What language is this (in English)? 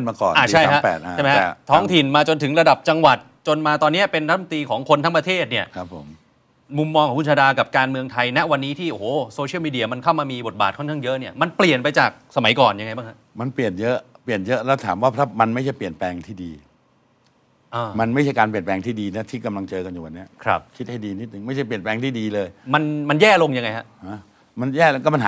Thai